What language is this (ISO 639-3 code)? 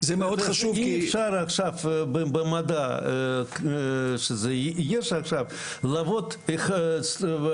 heb